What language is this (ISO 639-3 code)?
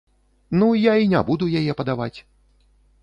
bel